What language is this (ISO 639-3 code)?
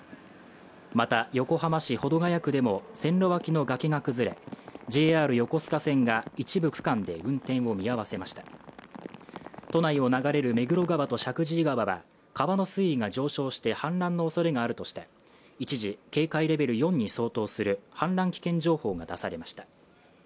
jpn